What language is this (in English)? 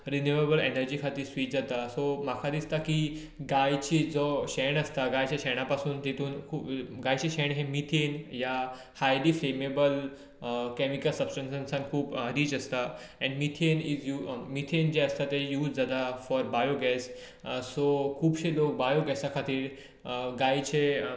Konkani